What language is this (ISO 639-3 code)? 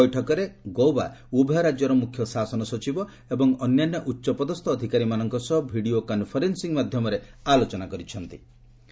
ori